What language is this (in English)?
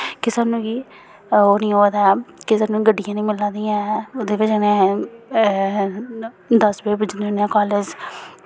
Dogri